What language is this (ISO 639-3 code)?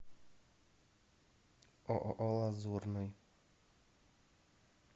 rus